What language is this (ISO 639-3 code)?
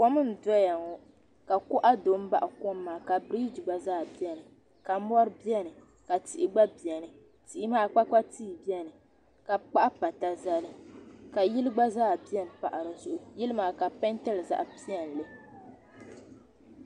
dag